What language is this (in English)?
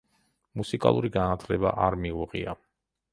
Georgian